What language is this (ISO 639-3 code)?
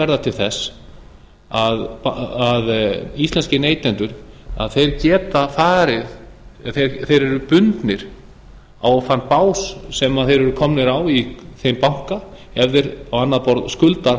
isl